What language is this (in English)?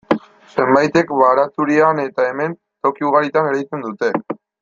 Basque